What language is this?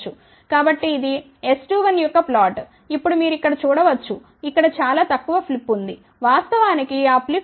Telugu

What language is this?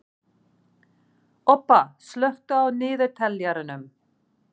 Icelandic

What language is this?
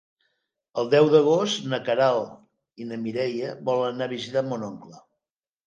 Catalan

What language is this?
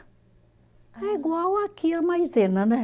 Portuguese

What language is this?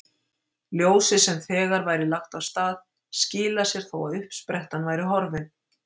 Icelandic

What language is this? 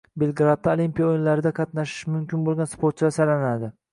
Uzbek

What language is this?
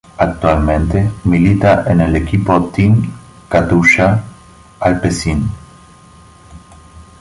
Spanish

